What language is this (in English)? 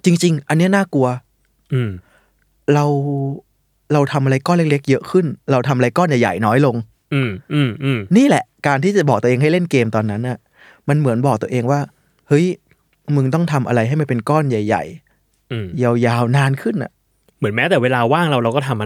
Thai